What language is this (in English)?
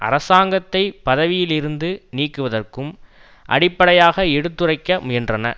Tamil